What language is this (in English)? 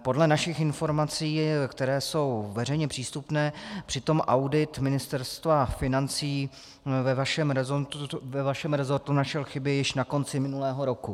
Czech